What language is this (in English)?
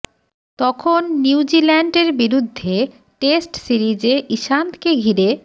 Bangla